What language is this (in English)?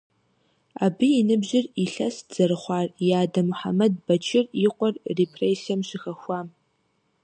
Kabardian